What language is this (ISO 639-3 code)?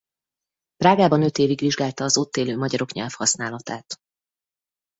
hun